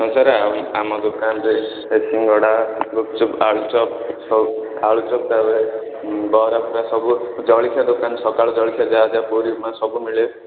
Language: Odia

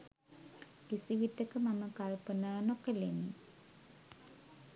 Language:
Sinhala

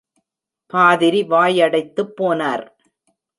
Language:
Tamil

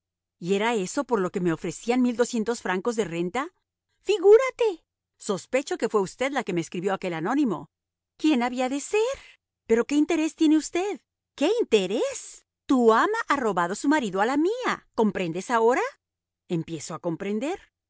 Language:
Spanish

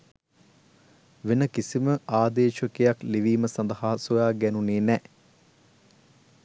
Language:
Sinhala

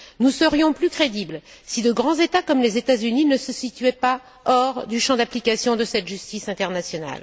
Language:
French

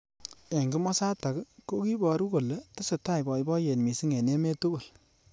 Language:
Kalenjin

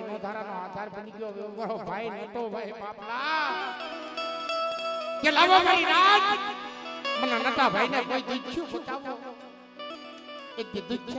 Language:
Thai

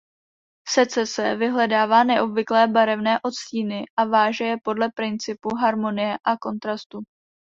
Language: Czech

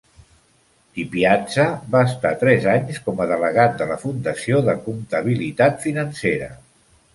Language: Catalan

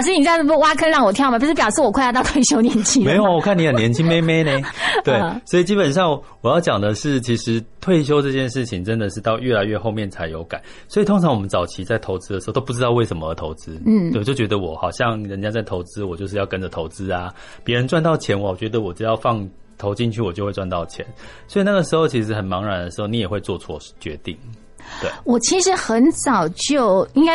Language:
Chinese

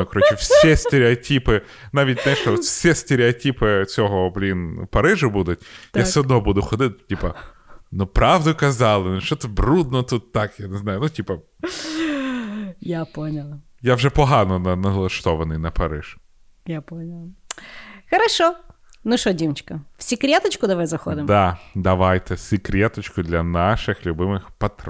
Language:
Ukrainian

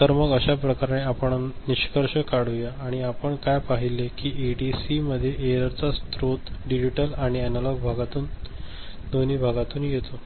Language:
Marathi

